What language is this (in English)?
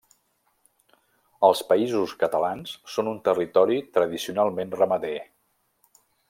Catalan